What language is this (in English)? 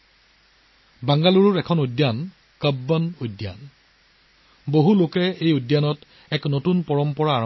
Assamese